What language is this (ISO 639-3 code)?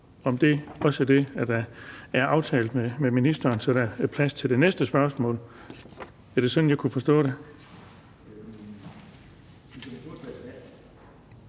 dan